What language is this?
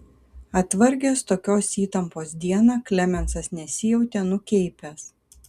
Lithuanian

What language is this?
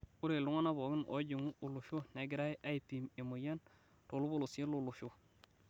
Masai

